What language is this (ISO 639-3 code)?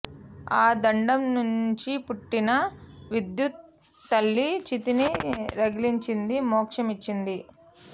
tel